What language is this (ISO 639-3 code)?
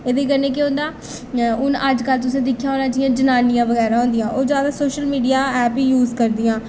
doi